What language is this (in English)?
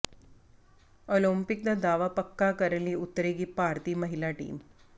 Punjabi